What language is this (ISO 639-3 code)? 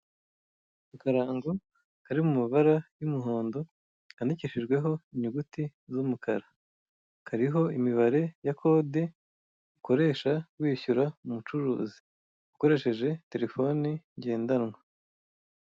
kin